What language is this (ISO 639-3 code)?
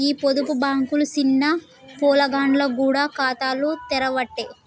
tel